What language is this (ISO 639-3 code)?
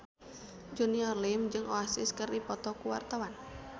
sun